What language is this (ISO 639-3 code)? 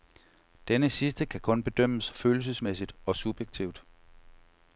dan